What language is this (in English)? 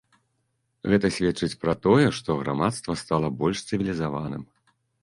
Belarusian